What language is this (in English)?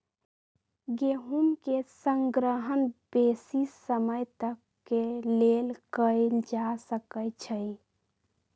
Magahi